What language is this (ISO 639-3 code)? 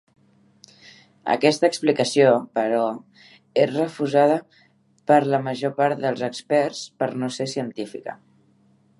cat